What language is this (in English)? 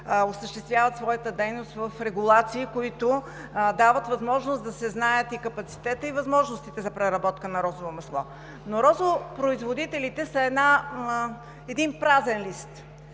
Bulgarian